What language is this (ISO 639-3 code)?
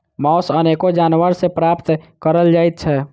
mai